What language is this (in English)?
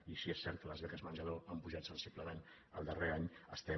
Catalan